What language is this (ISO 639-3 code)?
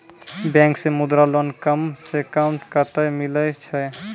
mai